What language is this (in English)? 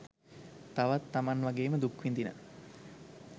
Sinhala